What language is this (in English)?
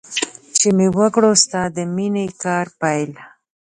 Pashto